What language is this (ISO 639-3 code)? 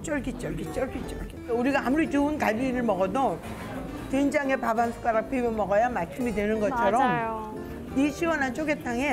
kor